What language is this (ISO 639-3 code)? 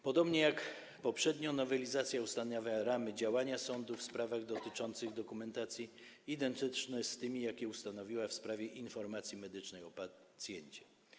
pol